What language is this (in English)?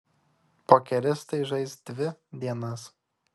Lithuanian